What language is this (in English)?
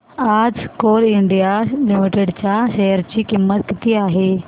Marathi